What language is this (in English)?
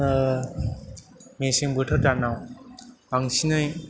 Bodo